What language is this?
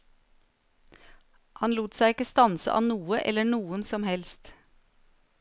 Norwegian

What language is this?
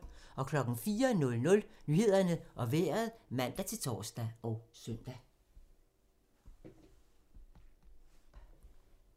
Danish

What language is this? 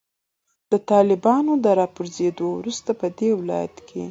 Pashto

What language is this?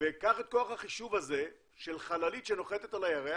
Hebrew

